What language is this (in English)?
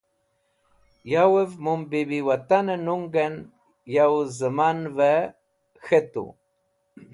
Wakhi